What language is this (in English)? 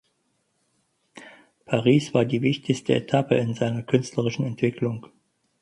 German